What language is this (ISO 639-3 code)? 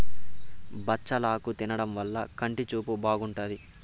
tel